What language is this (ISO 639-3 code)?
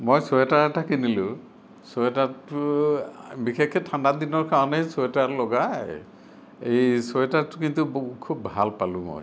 asm